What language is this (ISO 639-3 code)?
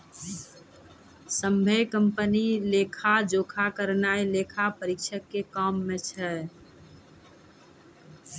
mai